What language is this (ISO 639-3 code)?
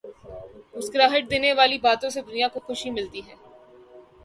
urd